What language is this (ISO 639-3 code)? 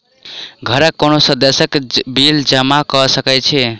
mai